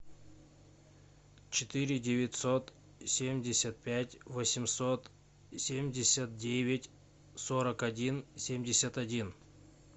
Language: Russian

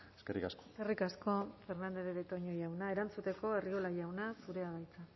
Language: Basque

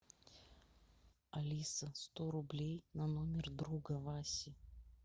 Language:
Russian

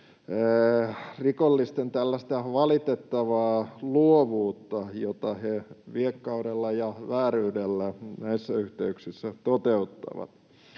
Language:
Finnish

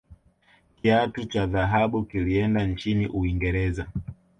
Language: Swahili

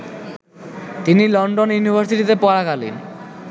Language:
Bangla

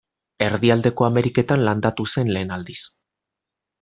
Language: Basque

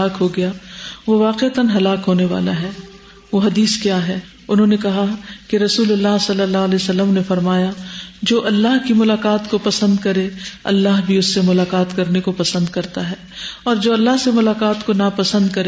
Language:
Urdu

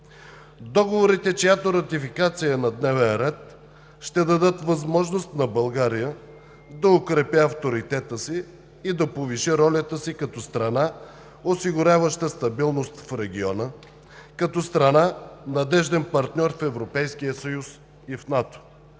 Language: Bulgarian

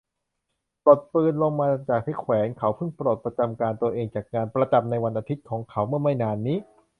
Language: Thai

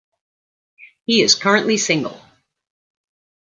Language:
English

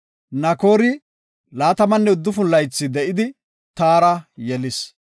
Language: Gofa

